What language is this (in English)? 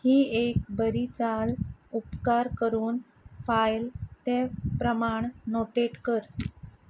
Konkani